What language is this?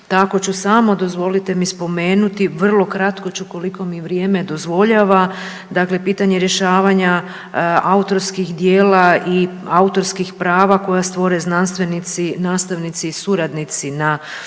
Croatian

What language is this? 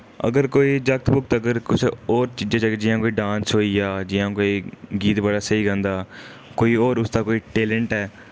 Dogri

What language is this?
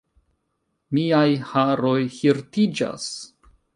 Esperanto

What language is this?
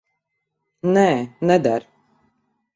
Latvian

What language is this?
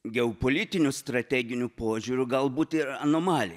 Lithuanian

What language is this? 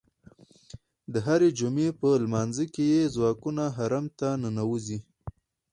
Pashto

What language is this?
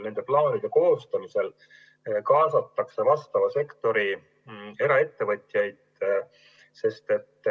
Estonian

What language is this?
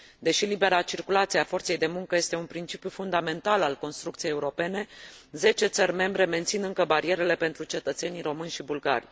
Romanian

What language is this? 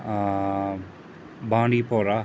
Kashmiri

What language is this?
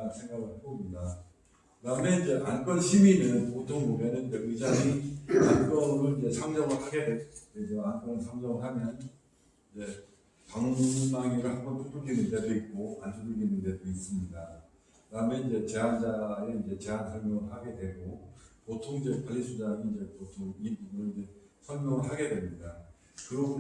Korean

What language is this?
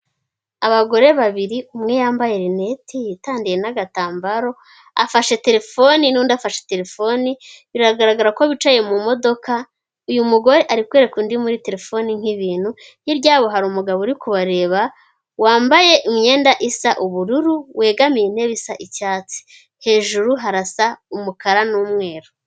Kinyarwanda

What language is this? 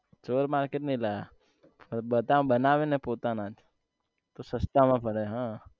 Gujarati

